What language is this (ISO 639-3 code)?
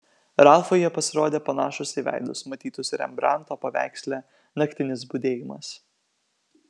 lit